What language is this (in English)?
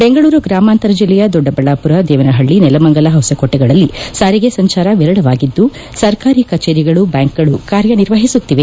Kannada